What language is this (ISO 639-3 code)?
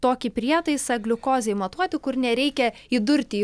lit